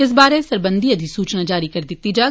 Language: Dogri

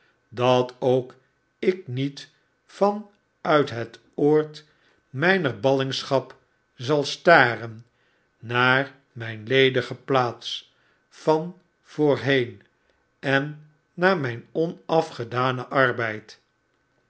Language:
Dutch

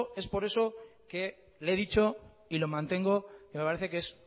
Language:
Spanish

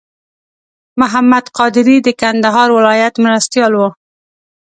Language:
Pashto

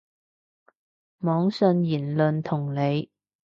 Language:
Cantonese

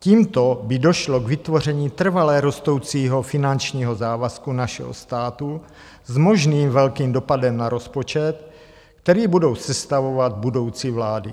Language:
Czech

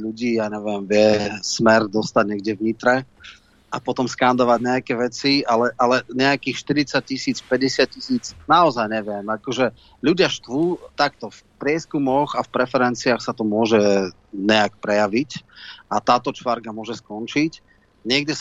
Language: Slovak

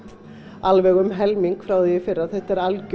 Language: Icelandic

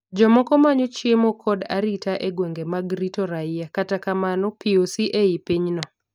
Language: Luo (Kenya and Tanzania)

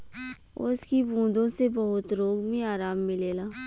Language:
Bhojpuri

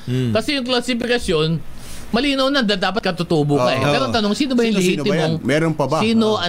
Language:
Filipino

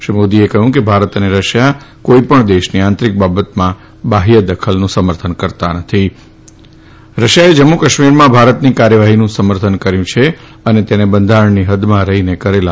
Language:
Gujarati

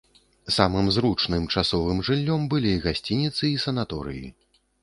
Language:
Belarusian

